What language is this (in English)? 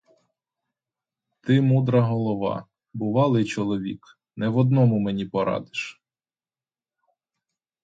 Ukrainian